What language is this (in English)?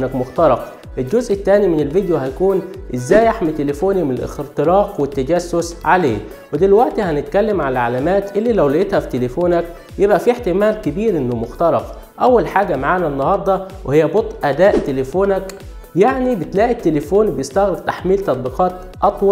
Arabic